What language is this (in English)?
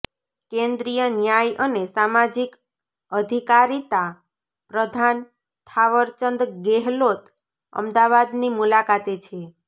Gujarati